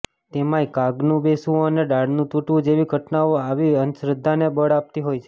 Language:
Gujarati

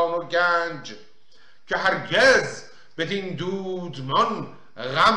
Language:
Persian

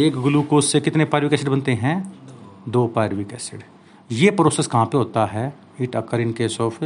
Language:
Hindi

